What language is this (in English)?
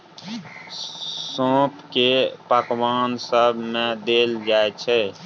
Maithili